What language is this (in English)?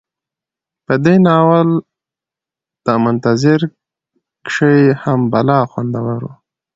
Pashto